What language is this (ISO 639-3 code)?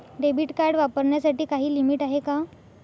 mar